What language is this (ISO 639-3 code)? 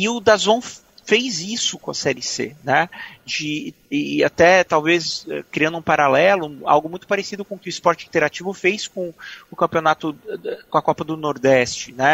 por